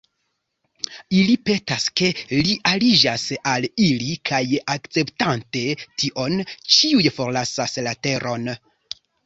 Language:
Esperanto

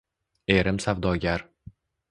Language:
Uzbek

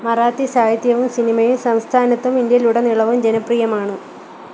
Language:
Malayalam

